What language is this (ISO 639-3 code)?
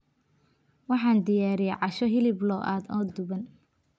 som